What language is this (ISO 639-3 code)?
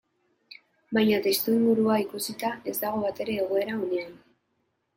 eus